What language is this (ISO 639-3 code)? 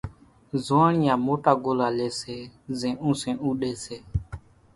gjk